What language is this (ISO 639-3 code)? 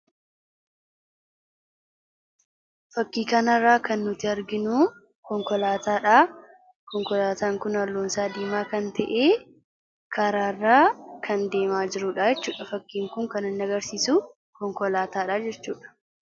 orm